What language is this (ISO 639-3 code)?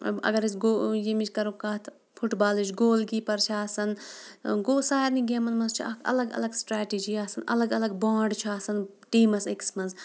kas